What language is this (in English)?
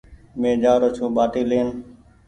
Goaria